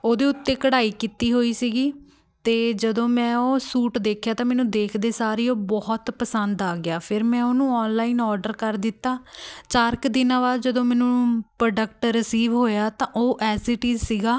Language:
Punjabi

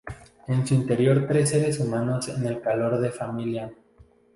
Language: Spanish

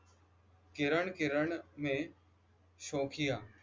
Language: Marathi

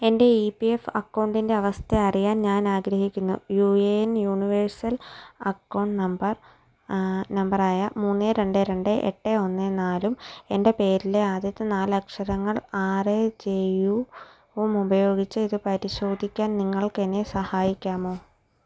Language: Malayalam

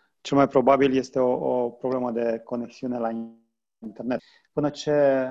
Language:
Romanian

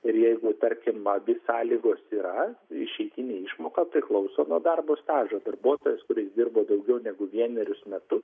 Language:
Lithuanian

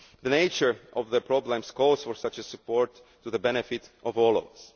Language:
English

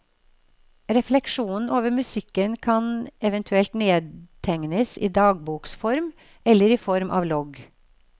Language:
Norwegian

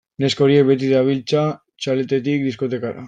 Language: Basque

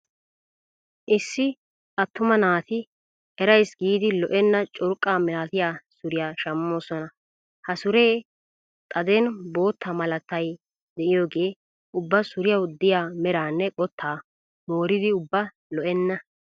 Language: Wolaytta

